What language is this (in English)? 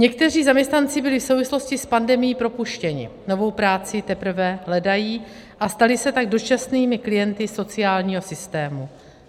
Czech